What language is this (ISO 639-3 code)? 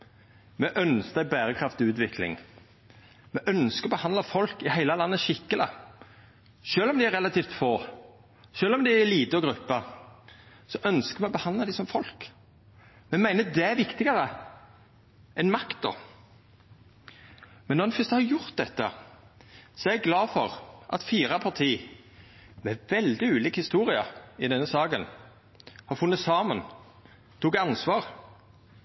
nno